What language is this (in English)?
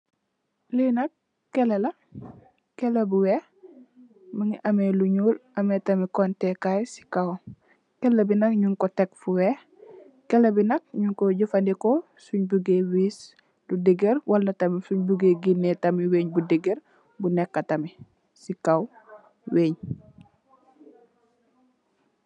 Wolof